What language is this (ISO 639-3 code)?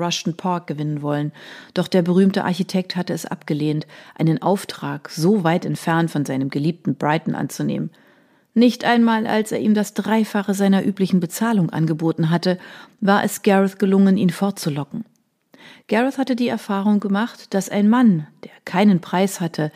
deu